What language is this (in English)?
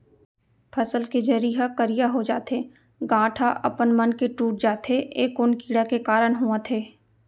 Chhattisgarhi